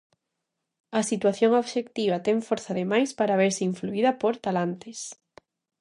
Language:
Galician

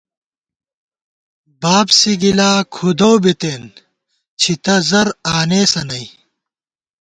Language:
Gawar-Bati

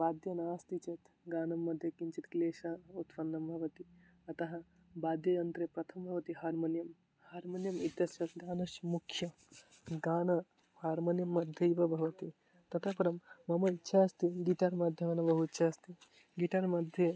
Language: Sanskrit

